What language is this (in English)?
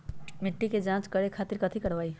Magahi